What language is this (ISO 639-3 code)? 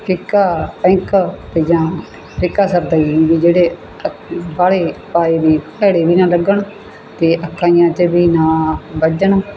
pan